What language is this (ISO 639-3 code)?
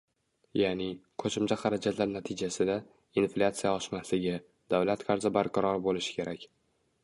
uzb